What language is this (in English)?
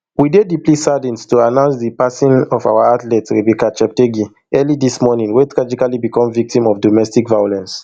Nigerian Pidgin